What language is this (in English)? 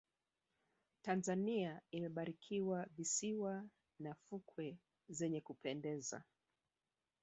Swahili